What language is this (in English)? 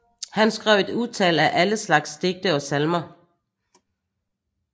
Danish